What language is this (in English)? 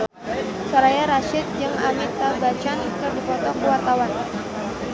Sundanese